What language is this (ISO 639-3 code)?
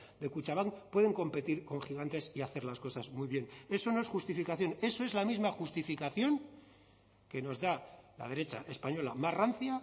spa